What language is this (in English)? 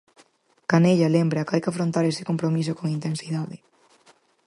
Galician